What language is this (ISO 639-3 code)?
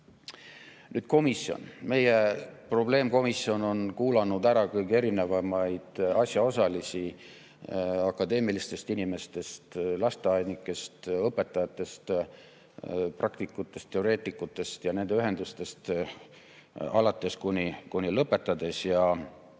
est